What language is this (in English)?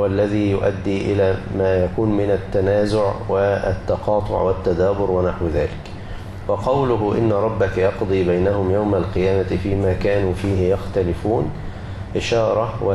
Arabic